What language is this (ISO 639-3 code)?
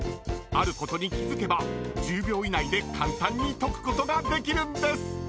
jpn